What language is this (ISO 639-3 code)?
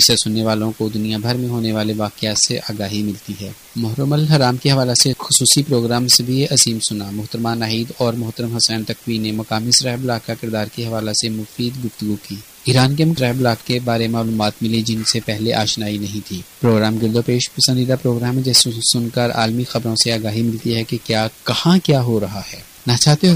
urd